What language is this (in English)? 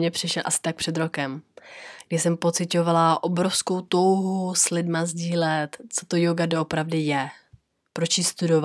Czech